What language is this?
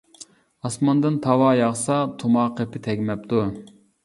Uyghur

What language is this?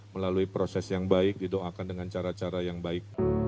Indonesian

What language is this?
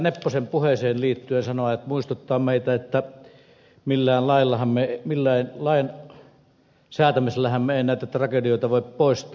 Finnish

